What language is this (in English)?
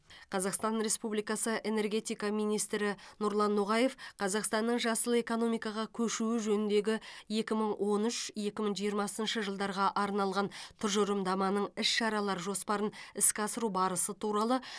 Kazakh